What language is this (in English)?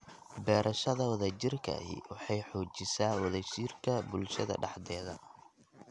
Somali